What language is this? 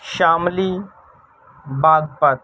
Urdu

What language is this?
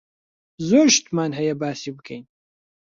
Central Kurdish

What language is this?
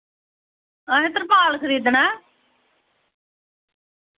Dogri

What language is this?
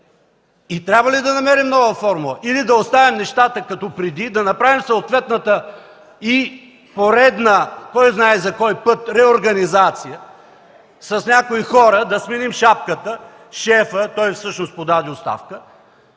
Bulgarian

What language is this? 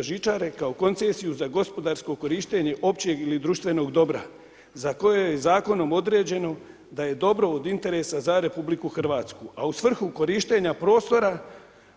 Croatian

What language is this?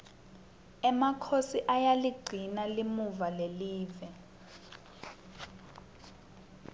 Swati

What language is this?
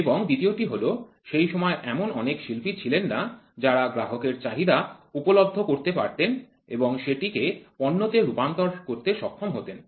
Bangla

